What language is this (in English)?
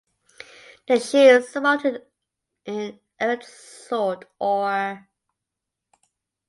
English